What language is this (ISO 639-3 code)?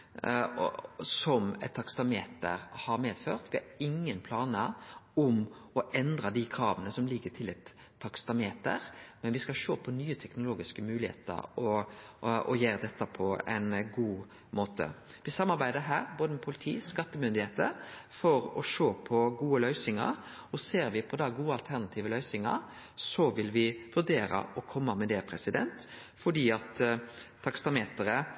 nno